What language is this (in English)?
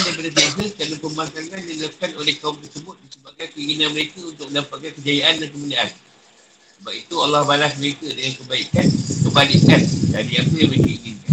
Malay